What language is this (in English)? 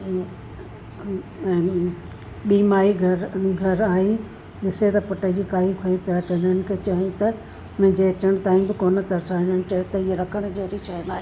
Sindhi